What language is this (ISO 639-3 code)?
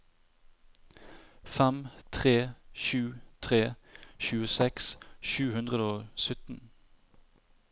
nor